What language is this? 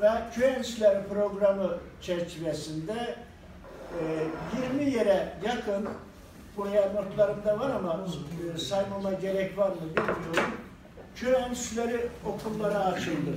Turkish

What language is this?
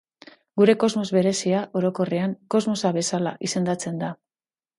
Basque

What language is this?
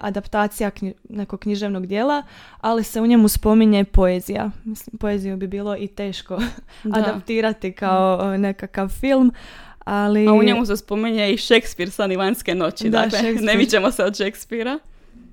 Croatian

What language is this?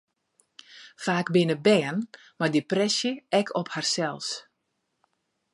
Western Frisian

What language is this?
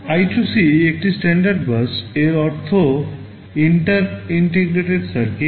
Bangla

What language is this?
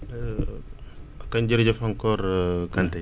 Wolof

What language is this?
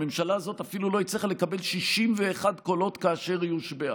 Hebrew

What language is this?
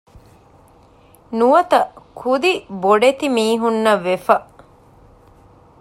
Divehi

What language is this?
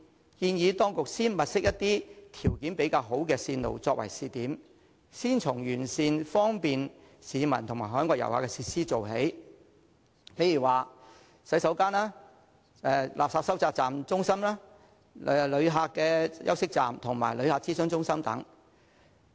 Cantonese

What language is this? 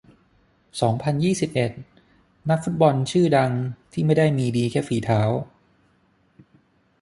Thai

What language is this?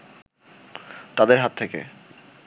Bangla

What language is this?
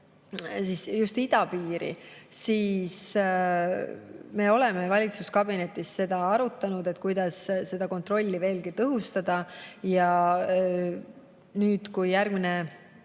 Estonian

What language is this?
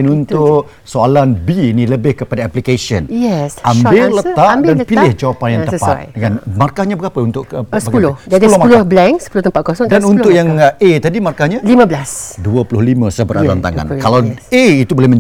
Malay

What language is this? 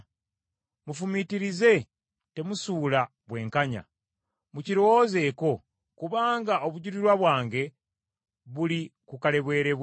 Ganda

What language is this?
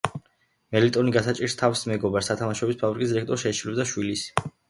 Georgian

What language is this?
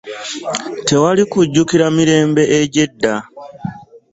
Ganda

